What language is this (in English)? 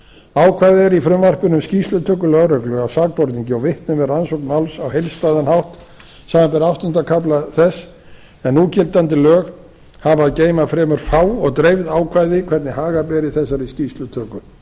Icelandic